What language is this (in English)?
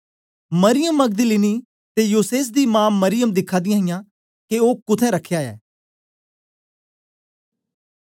Dogri